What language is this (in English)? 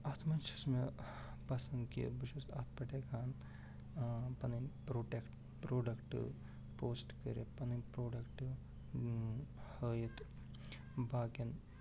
Kashmiri